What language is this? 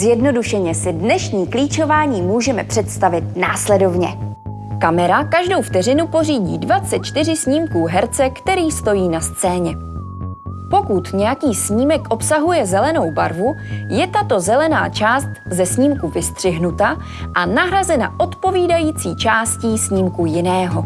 Czech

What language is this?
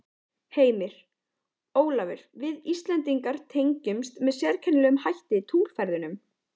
Icelandic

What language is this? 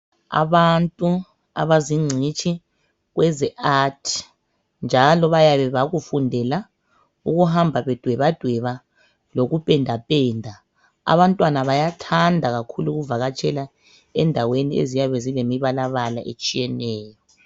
North Ndebele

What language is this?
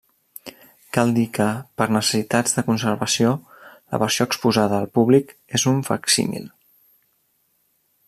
Catalan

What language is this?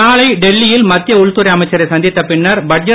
Tamil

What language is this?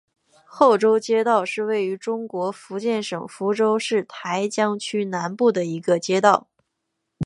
Chinese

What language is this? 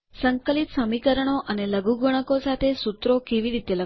Gujarati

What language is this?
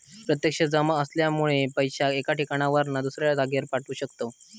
Marathi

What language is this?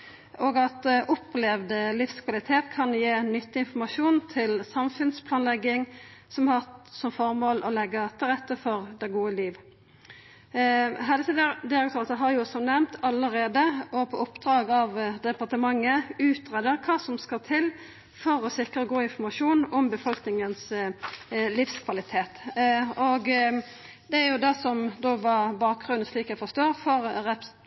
Norwegian Nynorsk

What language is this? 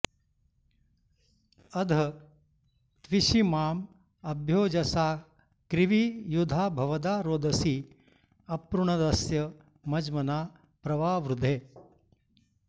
Sanskrit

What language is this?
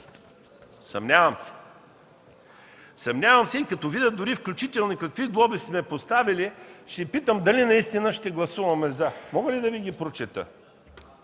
Bulgarian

